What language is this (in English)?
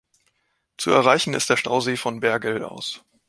German